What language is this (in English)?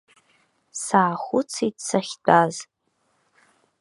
Abkhazian